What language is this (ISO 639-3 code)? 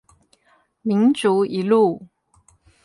zho